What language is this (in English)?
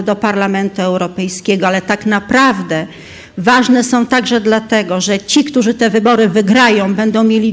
Polish